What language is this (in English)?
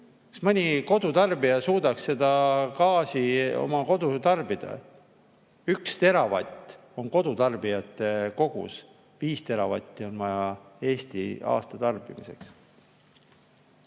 Estonian